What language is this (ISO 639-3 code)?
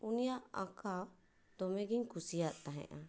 sat